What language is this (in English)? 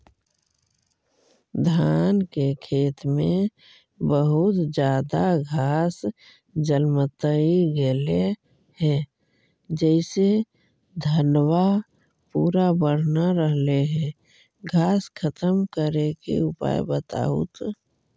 Magahi